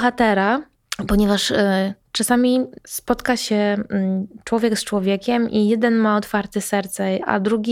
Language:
Polish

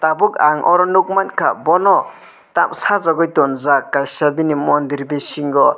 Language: Kok Borok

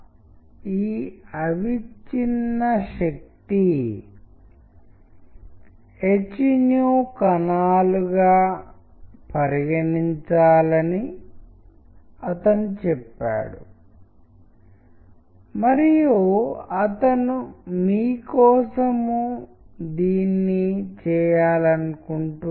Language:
Telugu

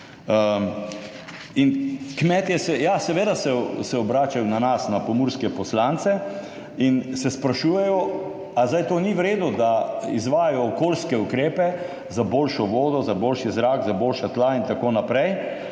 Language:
Slovenian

